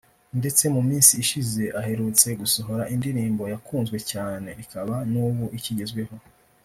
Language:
Kinyarwanda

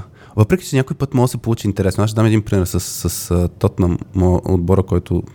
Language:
Bulgarian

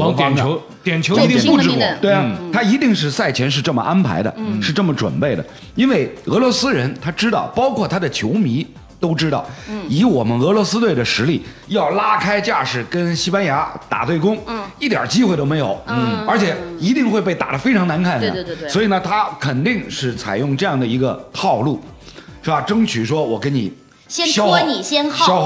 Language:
Chinese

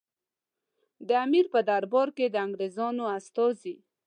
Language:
Pashto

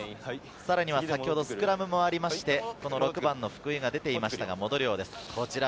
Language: Japanese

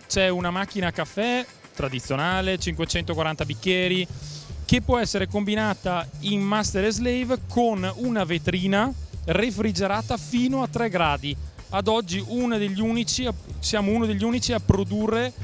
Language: Italian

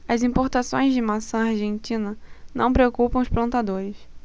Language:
Portuguese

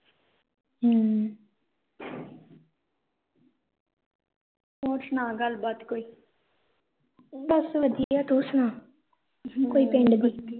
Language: Punjabi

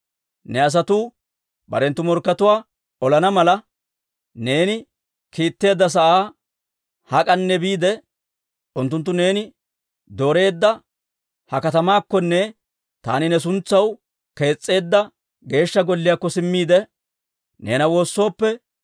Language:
Dawro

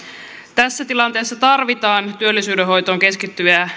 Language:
Finnish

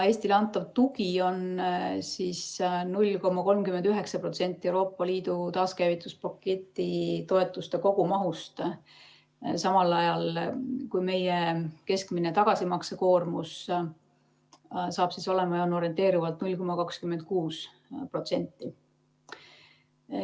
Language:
Estonian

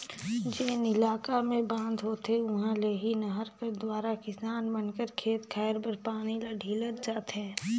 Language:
Chhattisgarhi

